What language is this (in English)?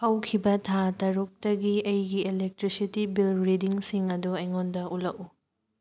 Manipuri